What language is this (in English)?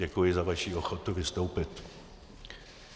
Czech